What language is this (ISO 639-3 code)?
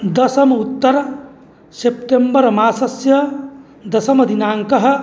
san